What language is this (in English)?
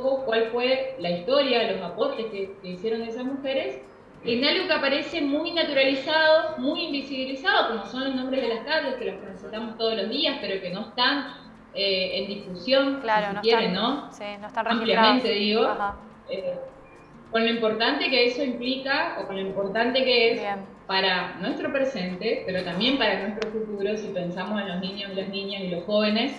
Spanish